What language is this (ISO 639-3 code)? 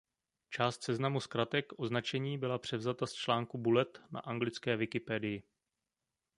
ces